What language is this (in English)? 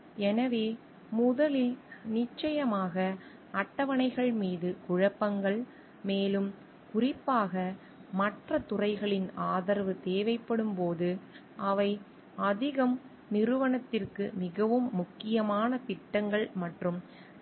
Tamil